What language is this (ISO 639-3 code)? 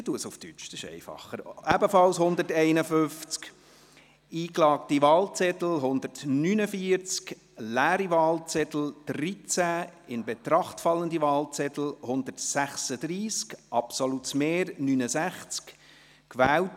gsw